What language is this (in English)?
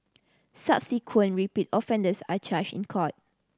English